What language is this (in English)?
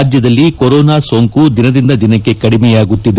Kannada